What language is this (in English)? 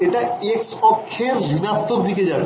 Bangla